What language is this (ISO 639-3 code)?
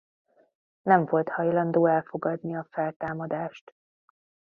hun